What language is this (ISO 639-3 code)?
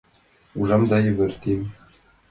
chm